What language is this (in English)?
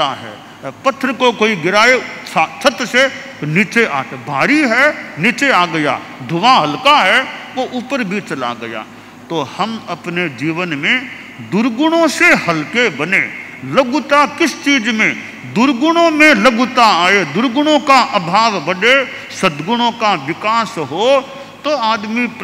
Hindi